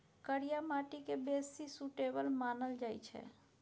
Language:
Maithili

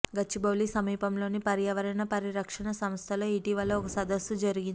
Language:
Telugu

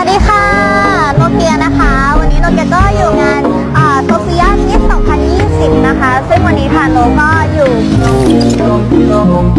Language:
Indonesian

